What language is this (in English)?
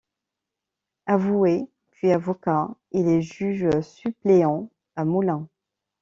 French